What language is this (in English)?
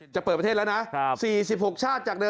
Thai